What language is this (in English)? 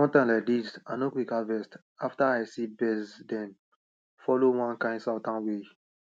Nigerian Pidgin